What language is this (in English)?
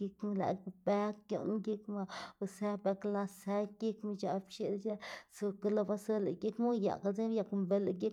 Xanaguía Zapotec